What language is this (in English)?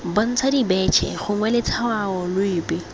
Tswana